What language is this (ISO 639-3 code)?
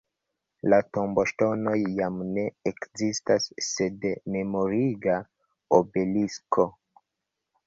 epo